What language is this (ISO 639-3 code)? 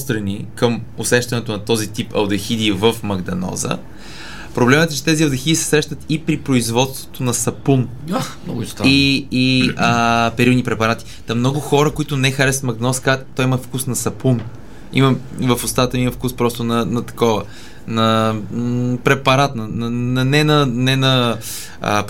bul